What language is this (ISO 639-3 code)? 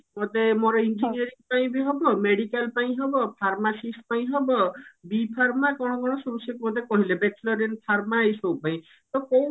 ori